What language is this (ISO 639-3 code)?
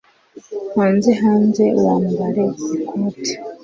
kin